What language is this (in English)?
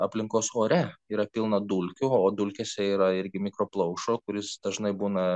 Lithuanian